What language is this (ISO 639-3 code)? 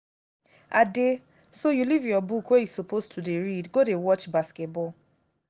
pcm